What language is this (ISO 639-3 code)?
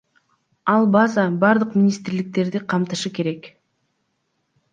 kir